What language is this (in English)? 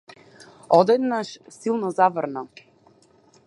Macedonian